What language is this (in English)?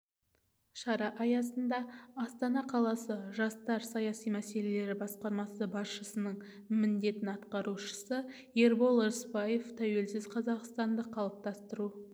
Kazakh